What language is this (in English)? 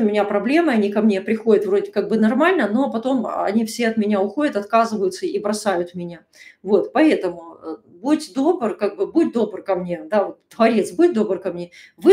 Russian